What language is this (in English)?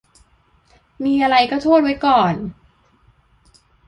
Thai